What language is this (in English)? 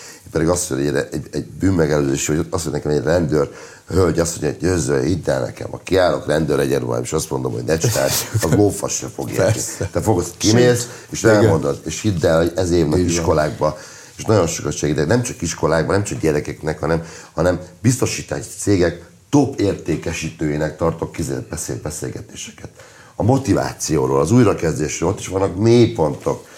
Hungarian